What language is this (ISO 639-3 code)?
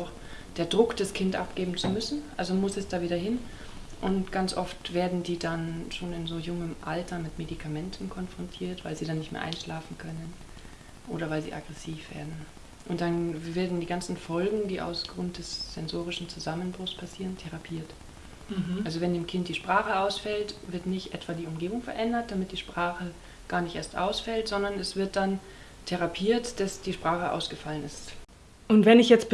deu